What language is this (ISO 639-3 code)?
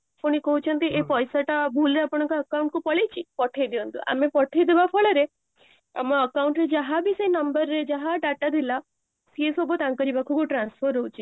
ori